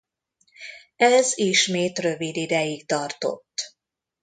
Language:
Hungarian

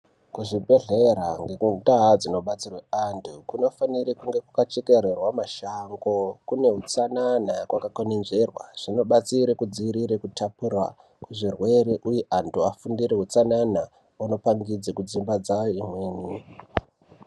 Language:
Ndau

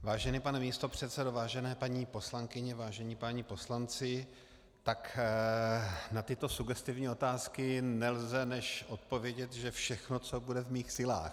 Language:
Czech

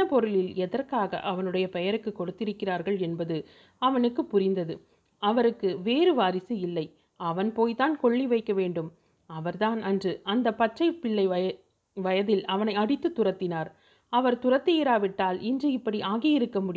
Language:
Tamil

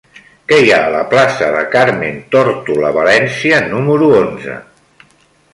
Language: Catalan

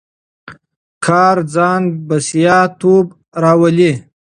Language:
Pashto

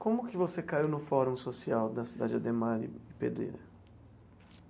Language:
Portuguese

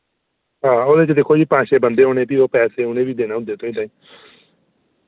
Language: Dogri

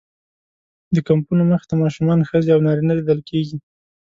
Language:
Pashto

